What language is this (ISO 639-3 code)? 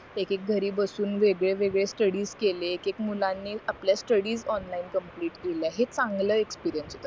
mar